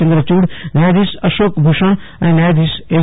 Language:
Gujarati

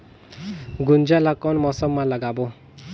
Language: Chhattisgarhi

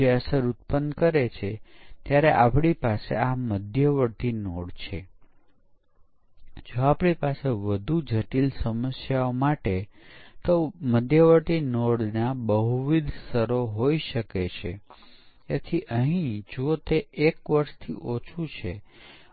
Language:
Gujarati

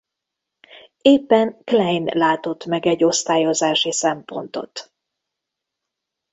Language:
Hungarian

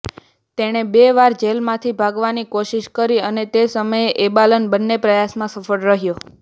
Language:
Gujarati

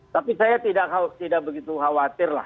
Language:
Indonesian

